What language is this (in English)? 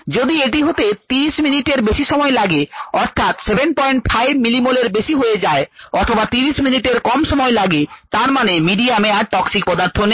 Bangla